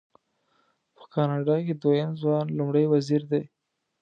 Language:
Pashto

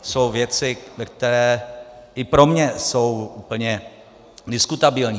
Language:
Czech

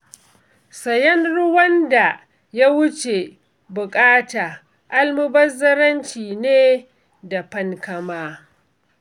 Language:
Hausa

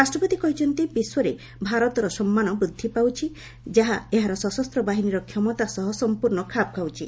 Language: Odia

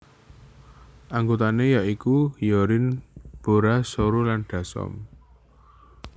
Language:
Javanese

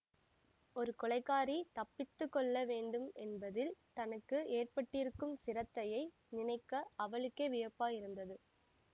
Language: Tamil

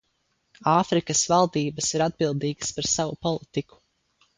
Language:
Latvian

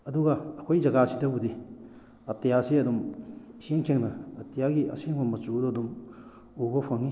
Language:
Manipuri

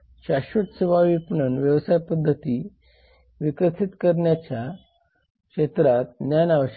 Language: Marathi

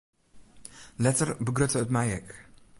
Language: Western Frisian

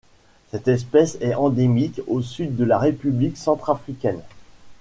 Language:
French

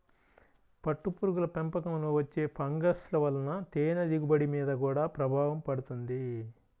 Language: Telugu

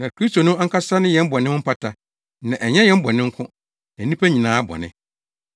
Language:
Akan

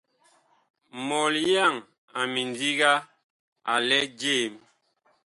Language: Bakoko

